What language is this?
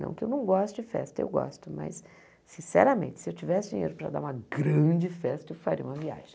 Portuguese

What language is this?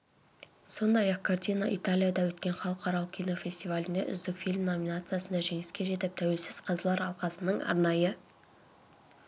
Kazakh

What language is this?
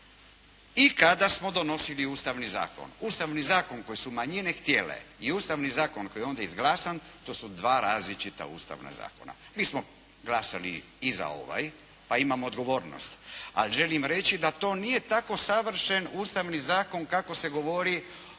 Croatian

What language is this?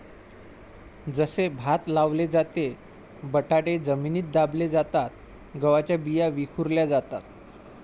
Marathi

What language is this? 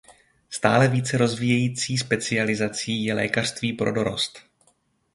Czech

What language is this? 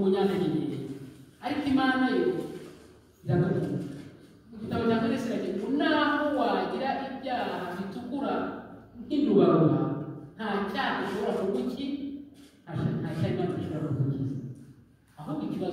Turkish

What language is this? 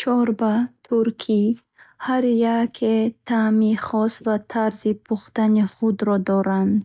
Bukharic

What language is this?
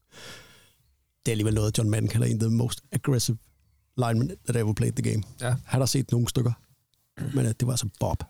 Danish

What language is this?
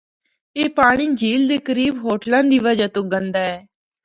Northern Hindko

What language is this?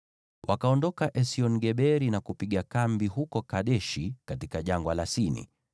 Swahili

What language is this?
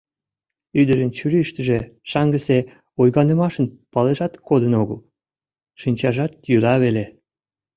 Mari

